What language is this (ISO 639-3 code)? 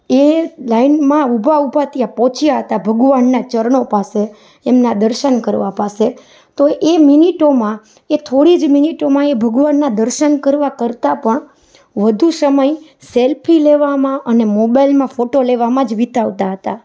guj